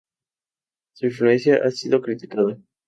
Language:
Spanish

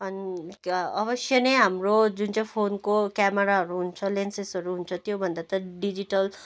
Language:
Nepali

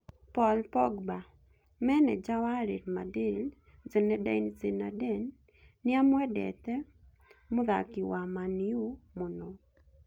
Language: Kikuyu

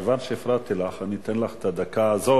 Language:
Hebrew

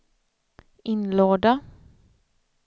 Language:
Swedish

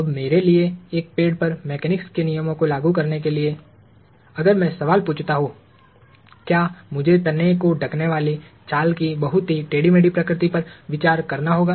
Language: Hindi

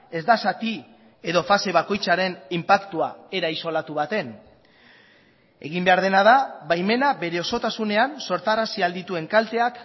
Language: Basque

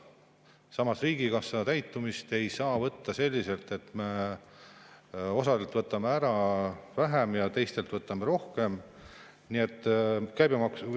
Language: Estonian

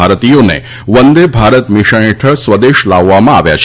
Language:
Gujarati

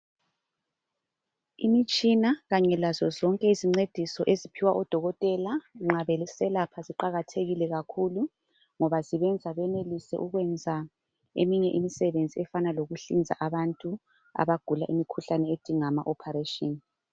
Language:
North Ndebele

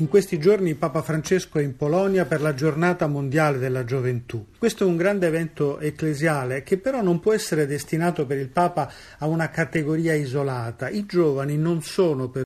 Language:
Italian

